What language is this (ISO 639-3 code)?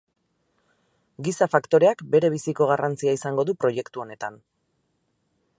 eus